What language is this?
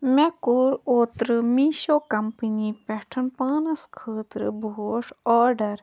Kashmiri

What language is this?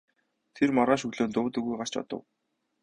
Mongolian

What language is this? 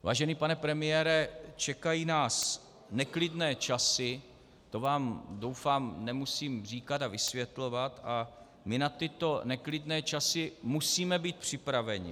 Czech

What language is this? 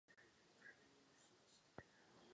Czech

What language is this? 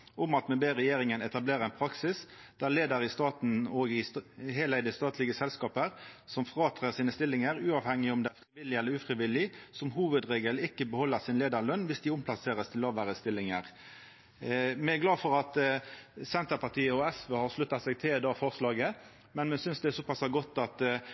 Norwegian Nynorsk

